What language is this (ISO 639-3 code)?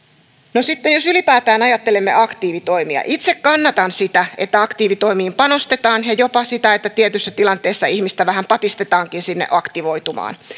fin